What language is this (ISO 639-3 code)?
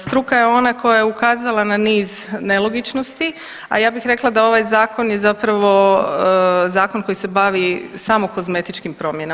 hrv